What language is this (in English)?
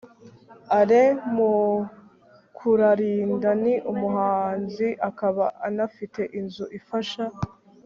Kinyarwanda